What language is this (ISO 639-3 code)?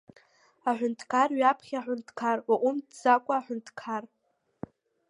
abk